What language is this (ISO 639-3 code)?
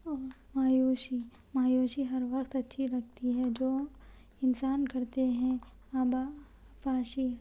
urd